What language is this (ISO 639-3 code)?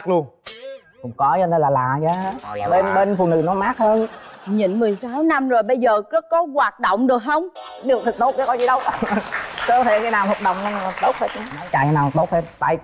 vie